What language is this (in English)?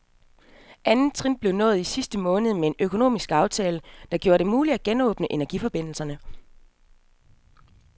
Danish